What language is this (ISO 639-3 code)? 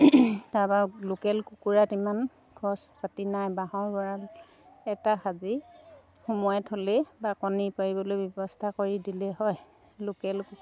asm